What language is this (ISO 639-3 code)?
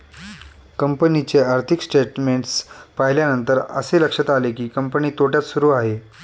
mar